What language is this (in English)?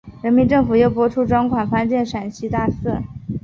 Chinese